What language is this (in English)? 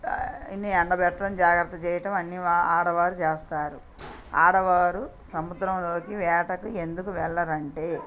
Telugu